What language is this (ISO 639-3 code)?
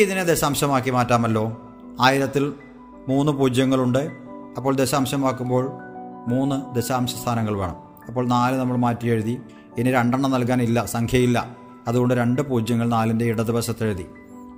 mal